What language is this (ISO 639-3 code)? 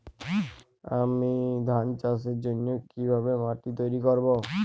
ben